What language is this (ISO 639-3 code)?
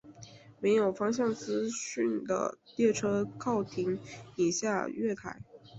zho